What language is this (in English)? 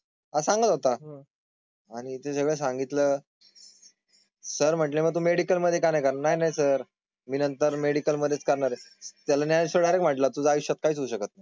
Marathi